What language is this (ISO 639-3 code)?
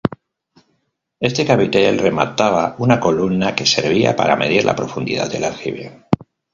spa